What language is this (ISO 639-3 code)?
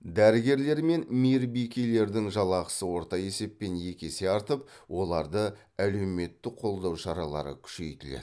kaz